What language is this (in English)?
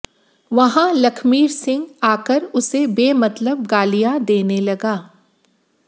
Hindi